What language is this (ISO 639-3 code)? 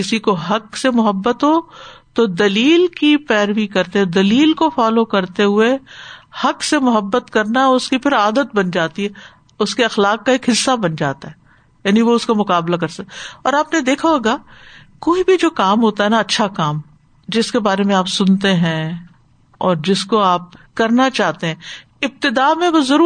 urd